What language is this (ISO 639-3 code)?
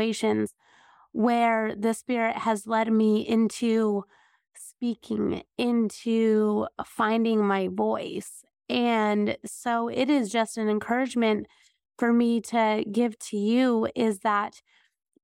eng